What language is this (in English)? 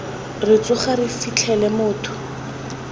Tswana